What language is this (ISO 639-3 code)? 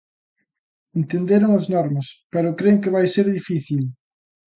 glg